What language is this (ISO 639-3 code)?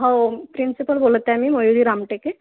mar